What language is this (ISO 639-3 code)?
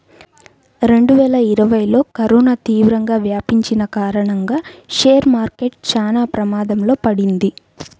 tel